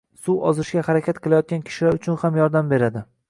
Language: Uzbek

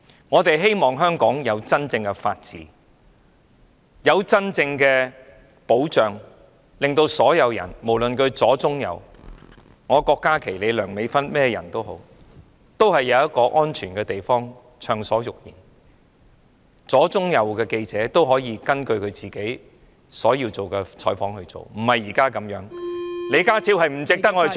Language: Cantonese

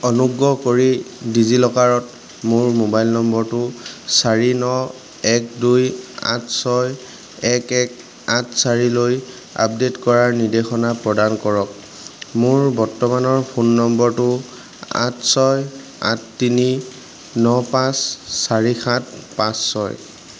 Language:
Assamese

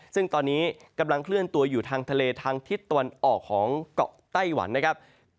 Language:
Thai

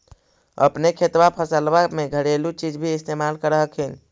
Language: Magahi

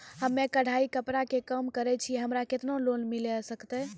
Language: Maithili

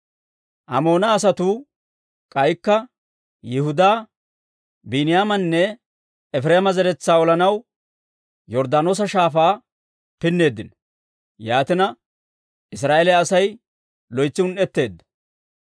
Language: Dawro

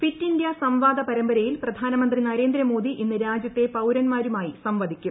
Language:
Malayalam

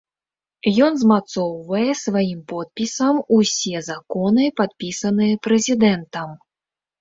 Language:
Belarusian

